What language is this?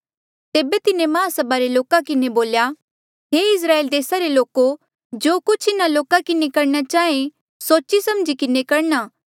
Mandeali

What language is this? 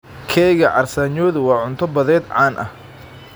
Somali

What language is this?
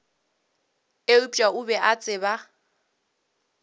Northern Sotho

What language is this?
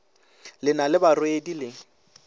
Northern Sotho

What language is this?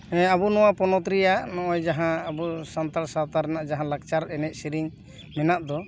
Santali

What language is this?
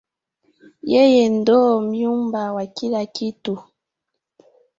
Swahili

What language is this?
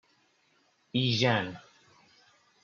Persian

